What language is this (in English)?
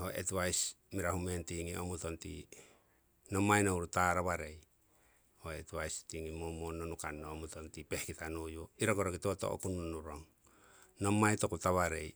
Siwai